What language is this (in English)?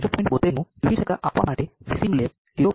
Gujarati